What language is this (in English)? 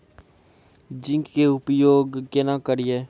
Maithili